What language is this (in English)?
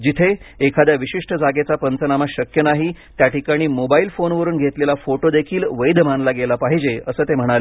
Marathi